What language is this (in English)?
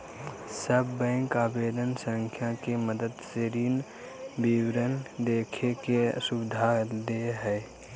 Magahi